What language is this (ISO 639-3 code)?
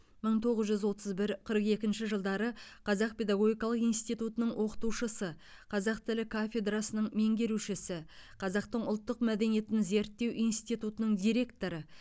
kaz